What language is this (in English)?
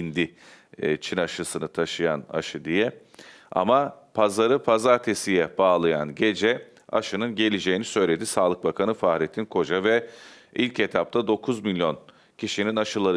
Turkish